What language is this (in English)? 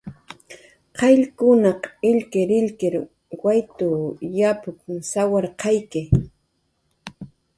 Jaqaru